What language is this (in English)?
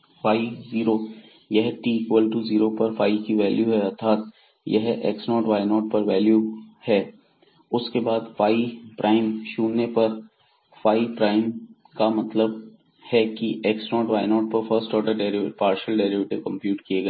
Hindi